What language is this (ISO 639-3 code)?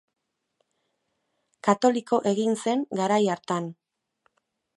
eus